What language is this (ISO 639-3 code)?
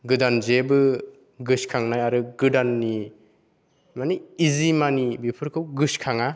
brx